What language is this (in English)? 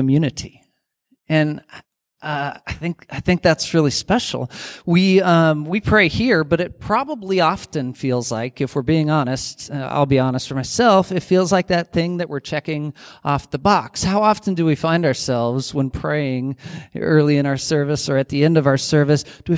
English